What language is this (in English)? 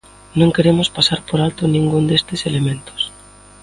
Galician